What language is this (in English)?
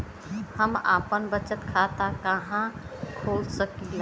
Bhojpuri